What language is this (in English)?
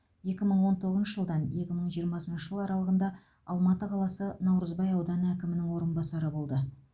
Kazakh